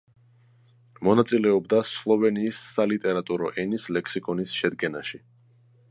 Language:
Georgian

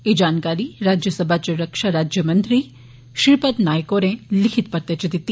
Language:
Dogri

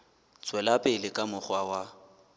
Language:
Southern Sotho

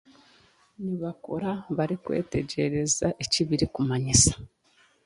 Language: Chiga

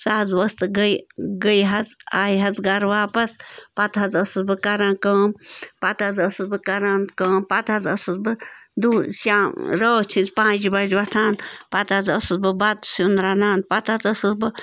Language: Kashmiri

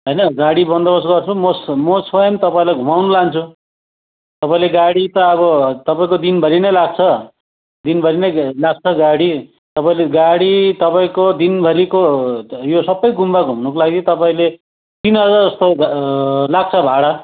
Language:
Nepali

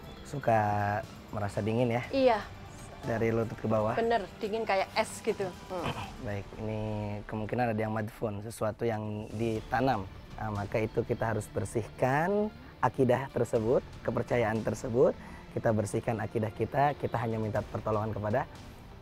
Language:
Indonesian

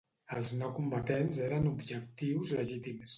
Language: Catalan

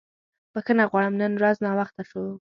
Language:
Pashto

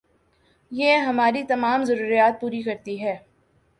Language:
Urdu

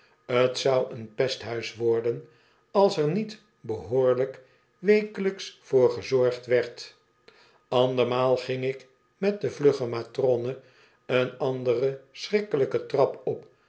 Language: Dutch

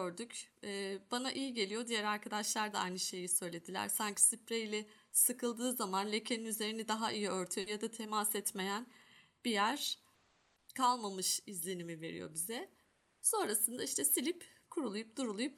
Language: Turkish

